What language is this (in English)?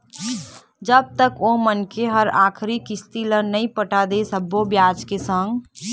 Chhattisgarhi